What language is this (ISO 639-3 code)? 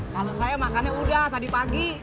ind